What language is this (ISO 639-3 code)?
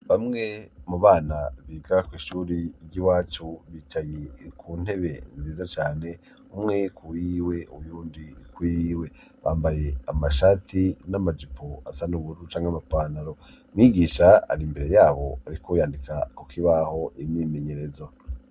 run